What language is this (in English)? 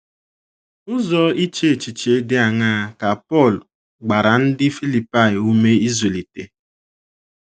Igbo